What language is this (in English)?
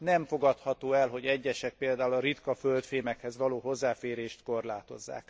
Hungarian